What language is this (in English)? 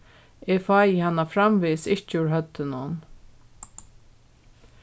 Faroese